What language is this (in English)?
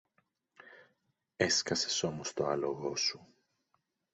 Greek